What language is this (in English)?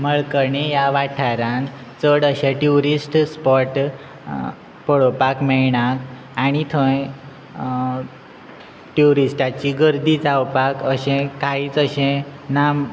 Konkani